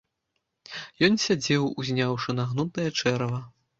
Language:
Belarusian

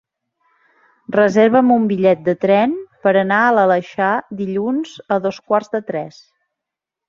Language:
Catalan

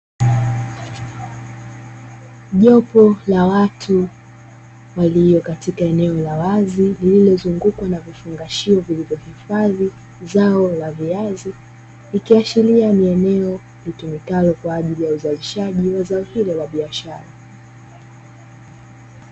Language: Swahili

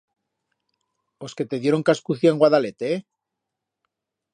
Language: Aragonese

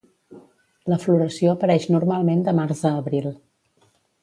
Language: Catalan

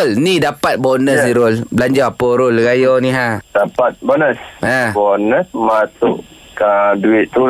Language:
Malay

